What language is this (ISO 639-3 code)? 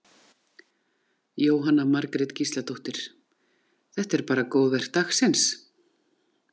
isl